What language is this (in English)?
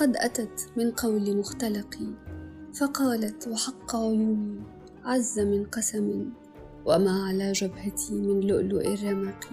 Arabic